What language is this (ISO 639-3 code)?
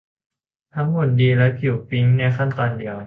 tha